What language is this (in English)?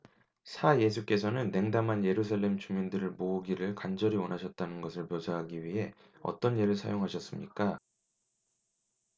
Korean